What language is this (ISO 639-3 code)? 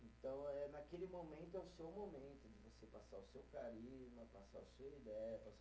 por